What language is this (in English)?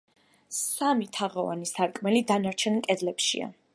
Georgian